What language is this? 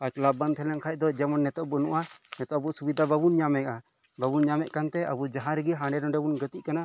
Santali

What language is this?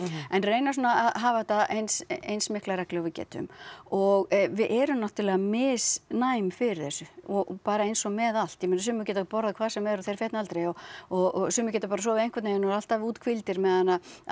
Icelandic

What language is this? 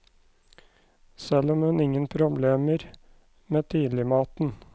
Norwegian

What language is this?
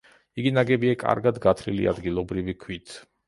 Georgian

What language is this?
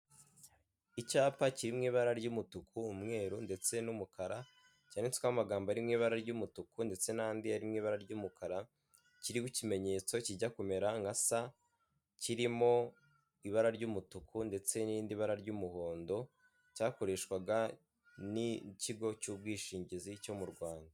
Kinyarwanda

